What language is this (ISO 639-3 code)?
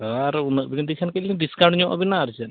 sat